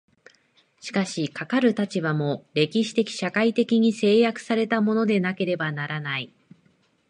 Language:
Japanese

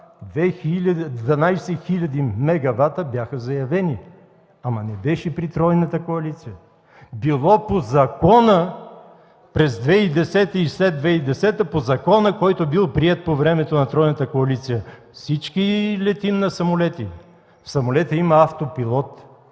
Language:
Bulgarian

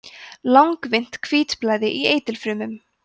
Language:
Icelandic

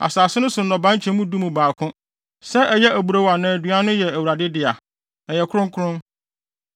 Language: Akan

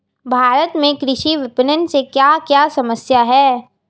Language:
Hindi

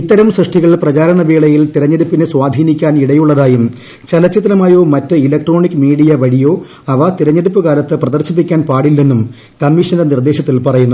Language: Malayalam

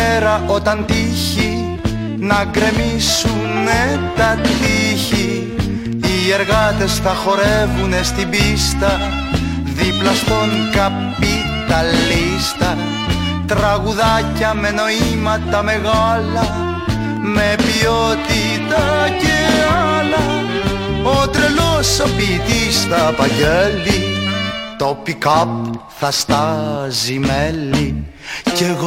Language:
Greek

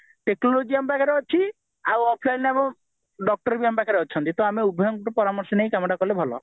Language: Odia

